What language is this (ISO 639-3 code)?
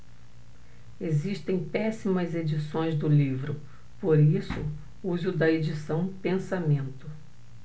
por